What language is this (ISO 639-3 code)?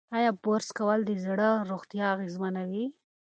pus